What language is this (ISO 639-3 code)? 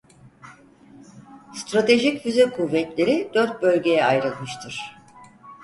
tur